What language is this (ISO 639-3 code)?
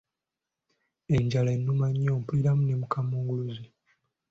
lug